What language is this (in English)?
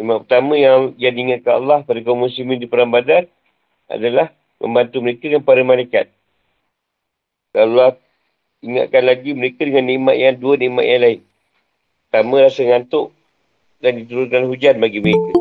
Malay